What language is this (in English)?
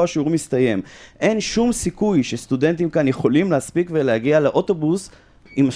Hebrew